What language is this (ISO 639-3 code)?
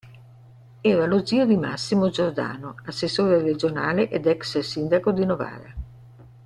ita